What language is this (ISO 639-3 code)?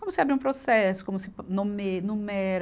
por